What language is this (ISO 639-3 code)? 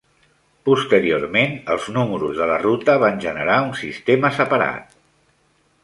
cat